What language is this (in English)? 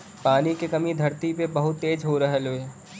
Bhojpuri